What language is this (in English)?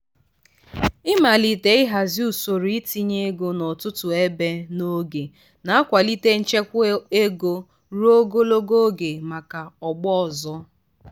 Igbo